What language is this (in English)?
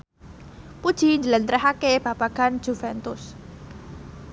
Javanese